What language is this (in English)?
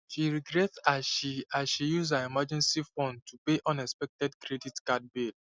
Nigerian Pidgin